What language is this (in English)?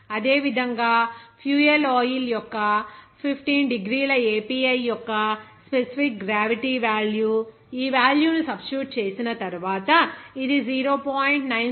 Telugu